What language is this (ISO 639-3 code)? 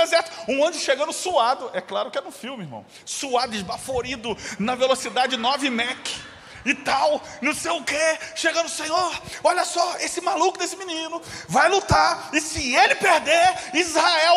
por